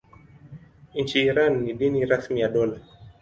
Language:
Swahili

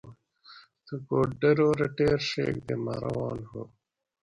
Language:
Gawri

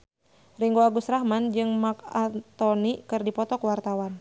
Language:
Sundanese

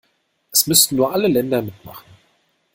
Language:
German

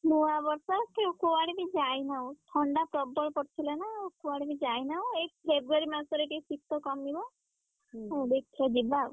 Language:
Odia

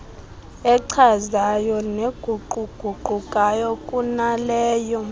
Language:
Xhosa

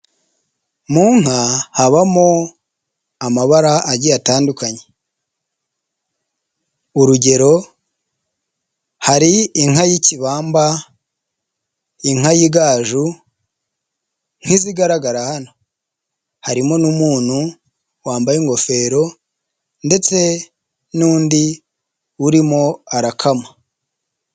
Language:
Kinyarwanda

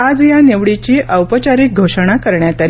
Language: Marathi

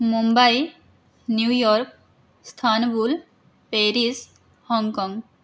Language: Sanskrit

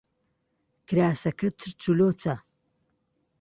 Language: Central Kurdish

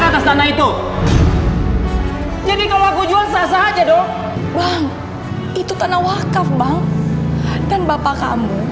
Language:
Indonesian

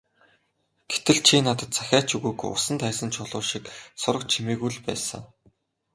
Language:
Mongolian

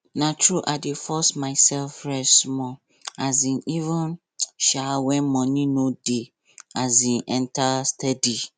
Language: Nigerian Pidgin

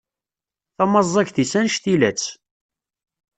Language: Kabyle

